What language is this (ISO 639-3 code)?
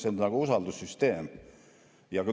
est